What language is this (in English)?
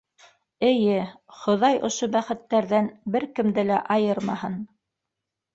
Bashkir